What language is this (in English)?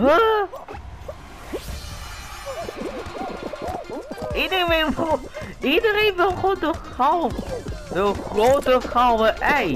Dutch